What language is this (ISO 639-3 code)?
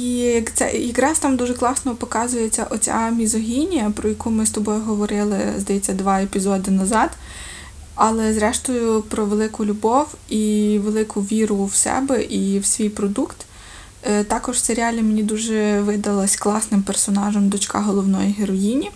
ukr